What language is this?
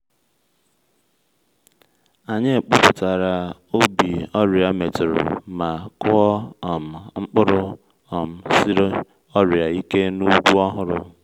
Igbo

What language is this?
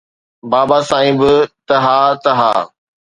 Sindhi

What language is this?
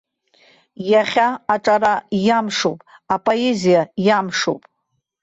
Abkhazian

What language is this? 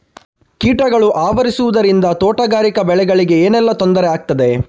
Kannada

